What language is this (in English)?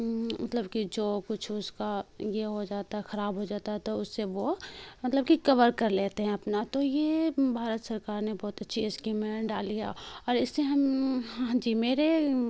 Urdu